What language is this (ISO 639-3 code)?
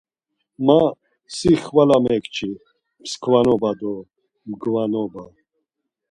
lzz